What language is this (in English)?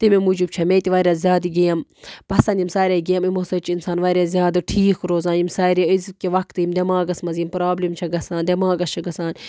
Kashmiri